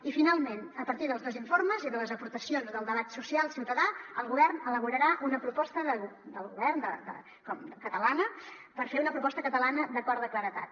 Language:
Catalan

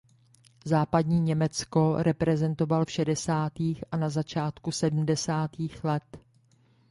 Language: Czech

